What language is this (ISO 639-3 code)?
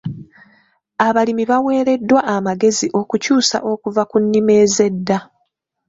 lug